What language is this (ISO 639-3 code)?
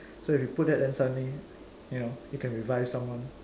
eng